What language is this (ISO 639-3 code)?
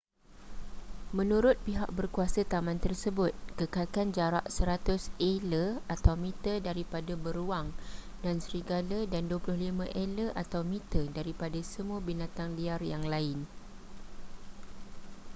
msa